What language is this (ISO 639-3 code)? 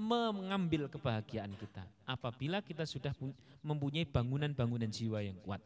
ind